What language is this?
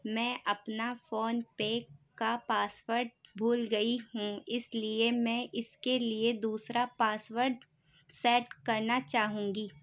Urdu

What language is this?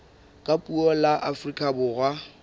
Southern Sotho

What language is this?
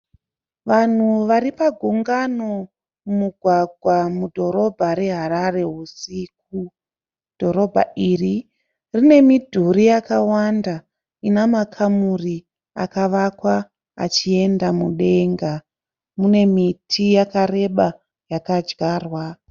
Shona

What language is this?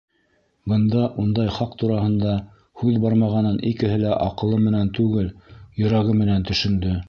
Bashkir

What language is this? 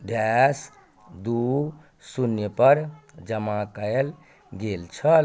Maithili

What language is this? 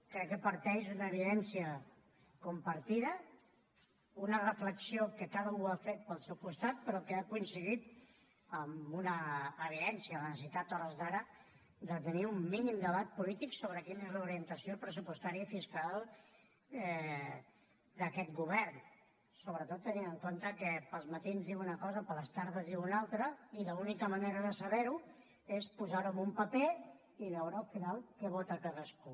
Catalan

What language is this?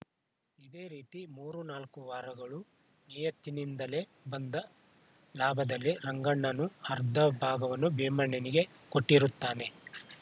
Kannada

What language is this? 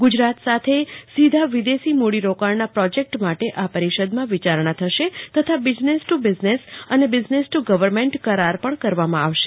Gujarati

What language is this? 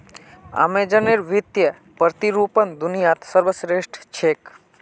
Magahi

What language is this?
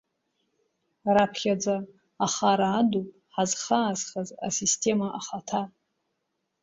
Abkhazian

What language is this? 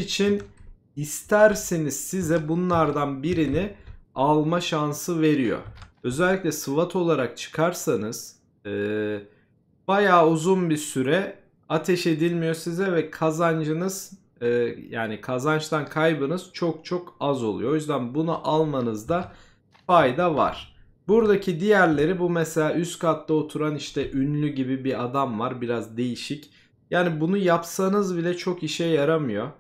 Turkish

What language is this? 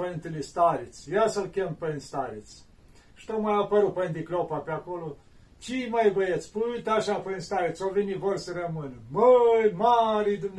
Romanian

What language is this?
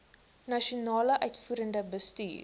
Afrikaans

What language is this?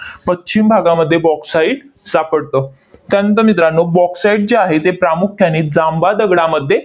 Marathi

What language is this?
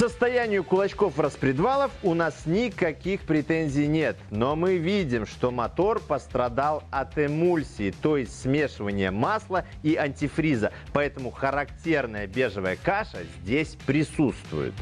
Russian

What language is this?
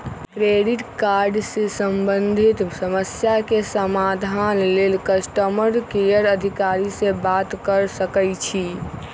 Magahi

